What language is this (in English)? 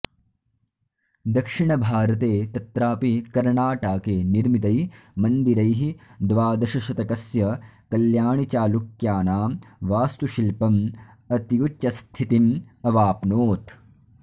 Sanskrit